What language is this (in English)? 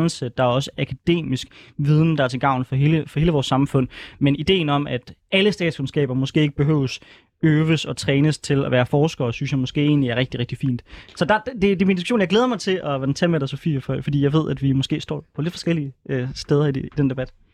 Danish